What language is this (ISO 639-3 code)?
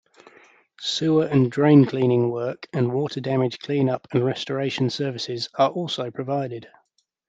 eng